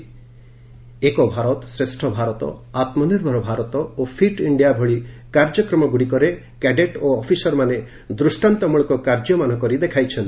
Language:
Odia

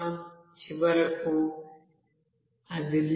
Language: Telugu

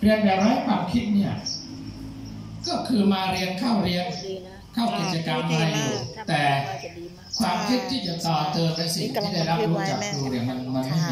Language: Thai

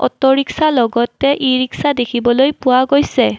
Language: Assamese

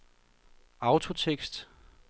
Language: Danish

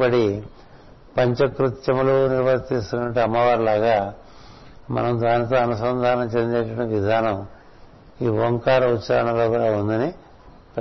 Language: Telugu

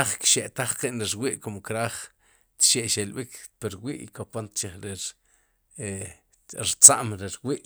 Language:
Sipacapense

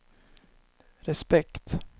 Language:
Swedish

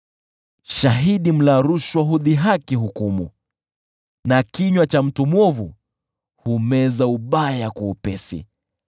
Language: Swahili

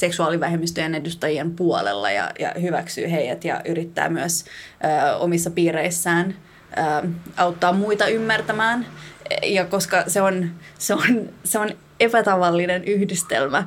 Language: Finnish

